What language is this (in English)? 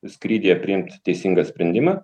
Lithuanian